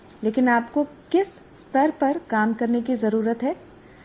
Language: Hindi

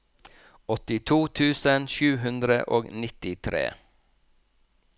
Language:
Norwegian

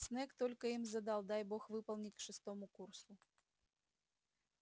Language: Russian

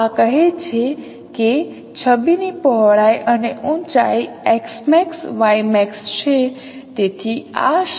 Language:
Gujarati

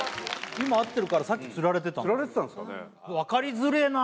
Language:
Japanese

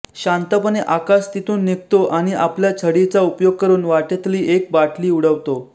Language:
Marathi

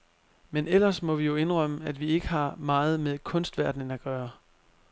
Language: Danish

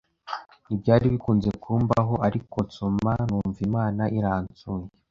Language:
Kinyarwanda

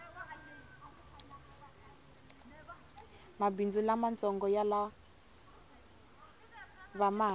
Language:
Tsonga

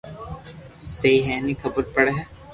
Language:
Loarki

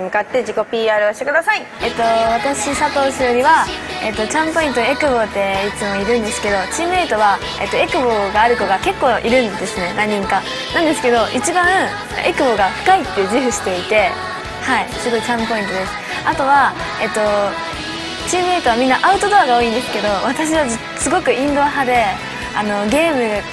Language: Japanese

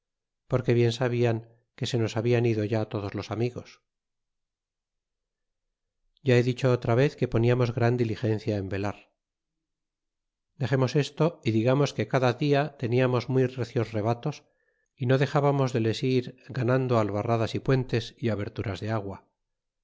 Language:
Spanish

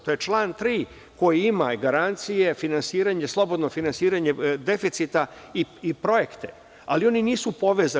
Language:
Serbian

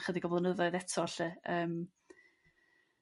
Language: Welsh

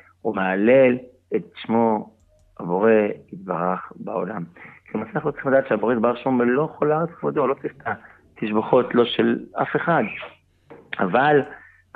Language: Hebrew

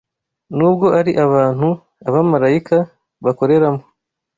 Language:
Kinyarwanda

